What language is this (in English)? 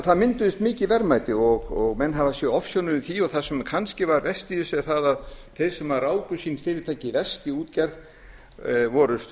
Icelandic